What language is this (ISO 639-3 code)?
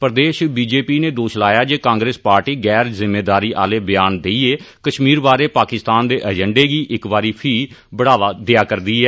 doi